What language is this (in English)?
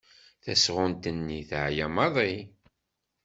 Kabyle